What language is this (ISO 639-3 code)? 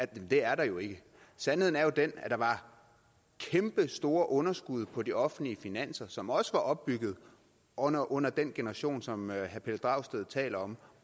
dan